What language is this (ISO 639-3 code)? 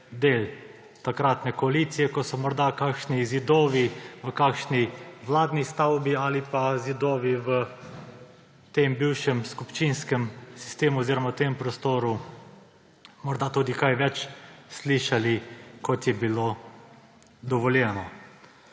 slv